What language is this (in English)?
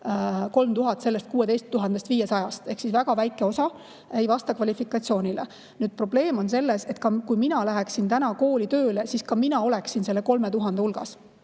Estonian